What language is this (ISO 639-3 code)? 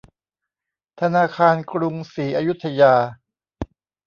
tha